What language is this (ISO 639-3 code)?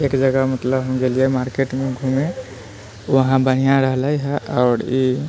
mai